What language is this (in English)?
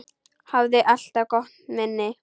Icelandic